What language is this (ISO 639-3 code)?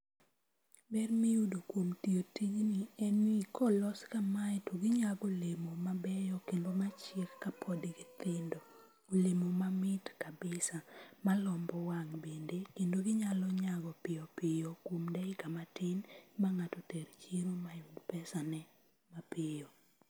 luo